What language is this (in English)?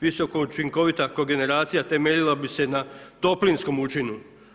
Croatian